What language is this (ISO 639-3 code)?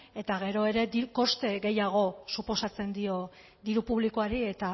eus